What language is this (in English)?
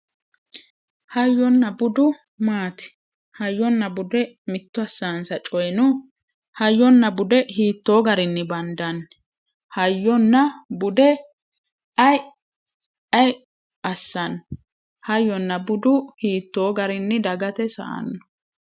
Sidamo